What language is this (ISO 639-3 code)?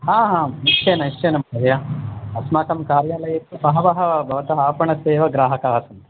san